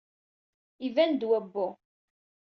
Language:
Kabyle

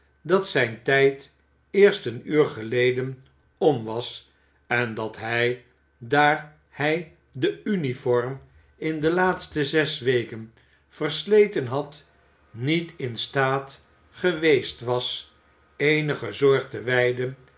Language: Dutch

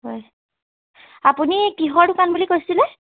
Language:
Assamese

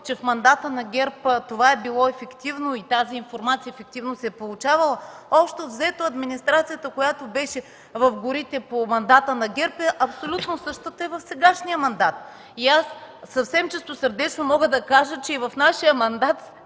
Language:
Bulgarian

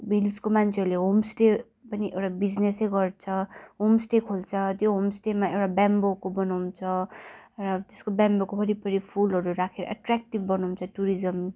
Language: Nepali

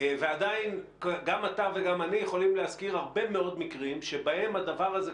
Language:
Hebrew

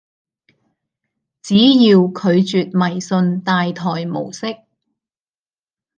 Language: Cantonese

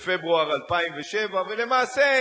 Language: Hebrew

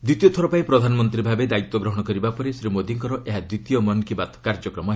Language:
Odia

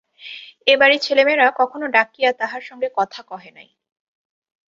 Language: Bangla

